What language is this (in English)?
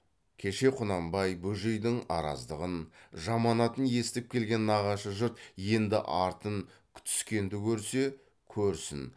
Kazakh